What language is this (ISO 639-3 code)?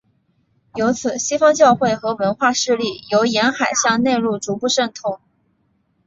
zho